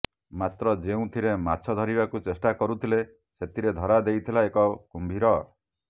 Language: Odia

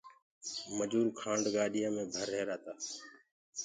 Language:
Gurgula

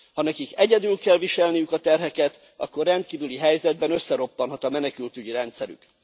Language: Hungarian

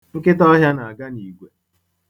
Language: Igbo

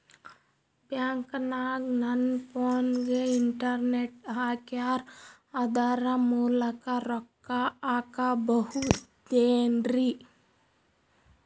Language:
Kannada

